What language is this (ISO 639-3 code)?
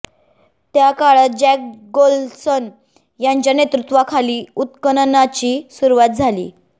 mar